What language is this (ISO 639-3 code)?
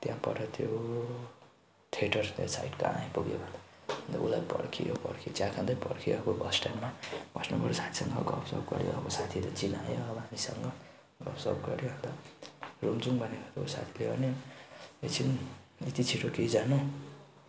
nep